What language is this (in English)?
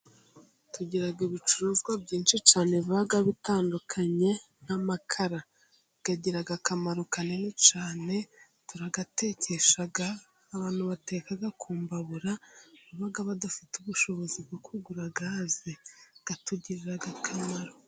Kinyarwanda